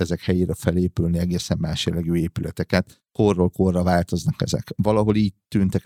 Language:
Hungarian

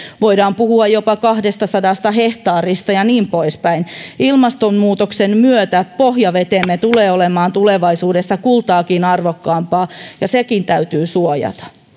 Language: Finnish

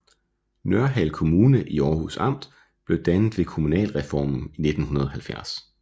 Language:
Danish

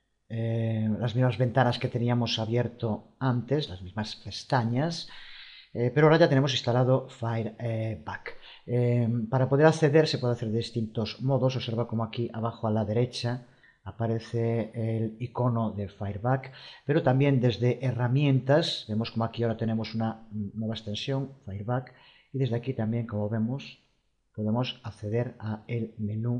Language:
Spanish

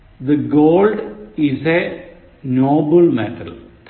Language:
Malayalam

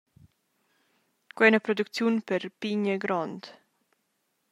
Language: Romansh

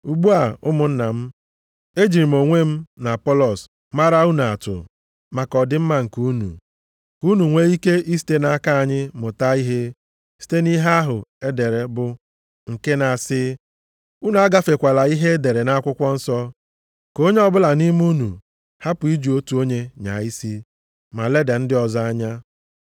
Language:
Igbo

